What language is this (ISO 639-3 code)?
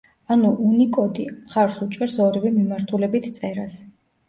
kat